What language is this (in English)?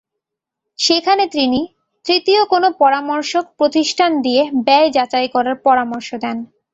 Bangla